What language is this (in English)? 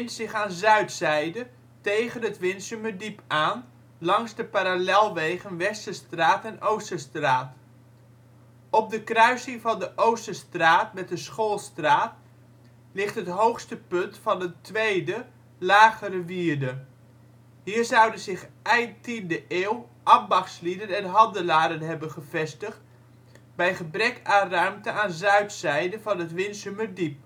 Dutch